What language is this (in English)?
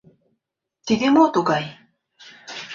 Mari